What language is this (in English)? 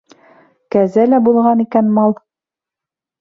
Bashkir